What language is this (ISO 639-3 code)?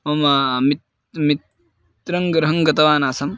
san